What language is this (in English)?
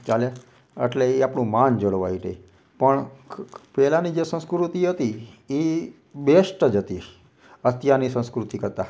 Gujarati